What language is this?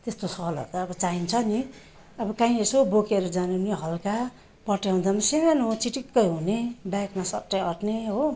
Nepali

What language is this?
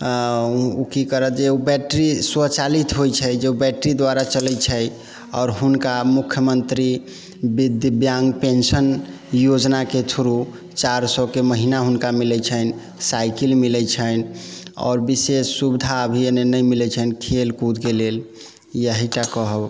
Maithili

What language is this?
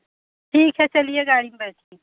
Hindi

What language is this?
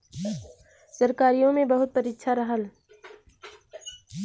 Bhojpuri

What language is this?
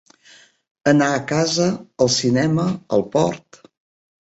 Catalan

